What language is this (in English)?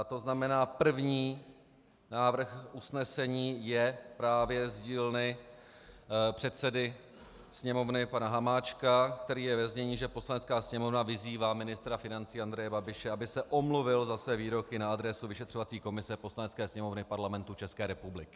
Czech